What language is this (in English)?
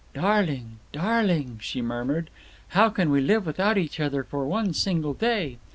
English